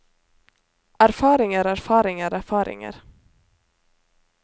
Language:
Norwegian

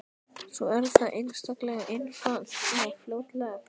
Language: Icelandic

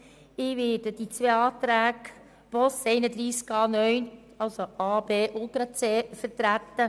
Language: Swiss German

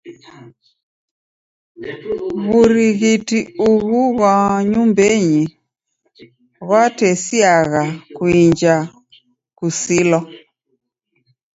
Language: Taita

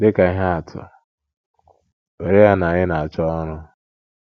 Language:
Igbo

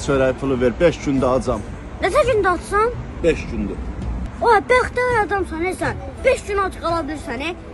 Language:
Turkish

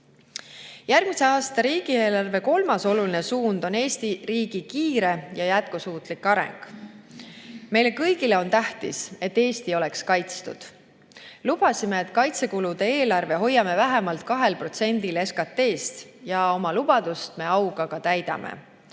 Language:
Estonian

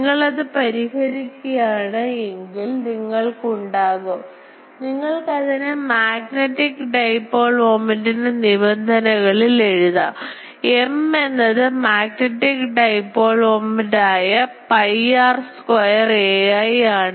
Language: Malayalam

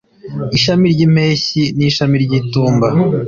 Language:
Kinyarwanda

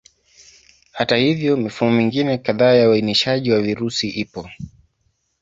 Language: Swahili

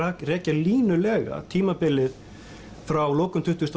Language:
Icelandic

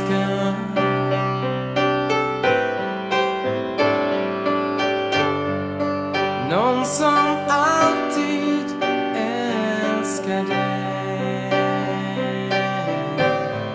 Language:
Swedish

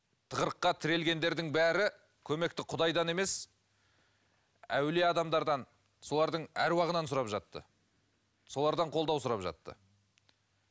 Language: Kazakh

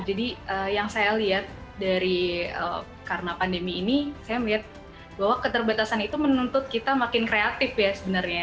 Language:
Indonesian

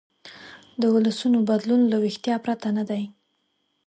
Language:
Pashto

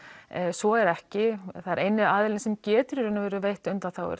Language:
Icelandic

